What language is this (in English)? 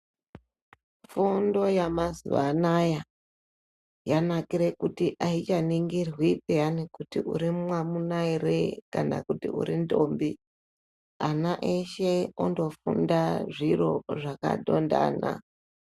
Ndau